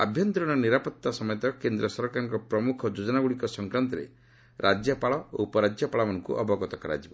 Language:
Odia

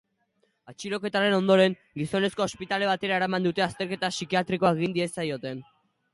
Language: Basque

